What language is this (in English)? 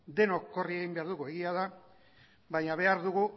Basque